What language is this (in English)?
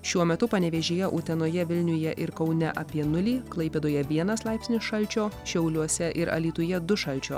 Lithuanian